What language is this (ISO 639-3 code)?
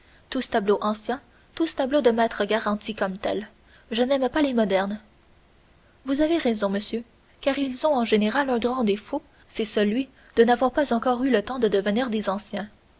fra